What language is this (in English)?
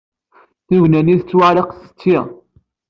Kabyle